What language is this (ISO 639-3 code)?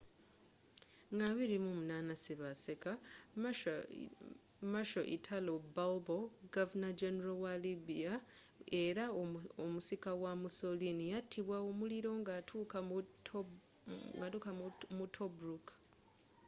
lug